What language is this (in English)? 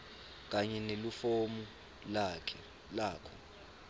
Swati